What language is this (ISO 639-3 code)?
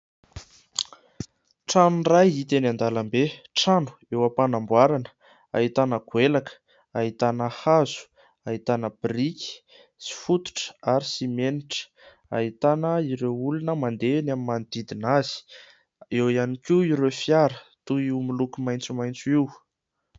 mlg